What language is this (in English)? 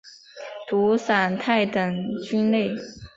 Chinese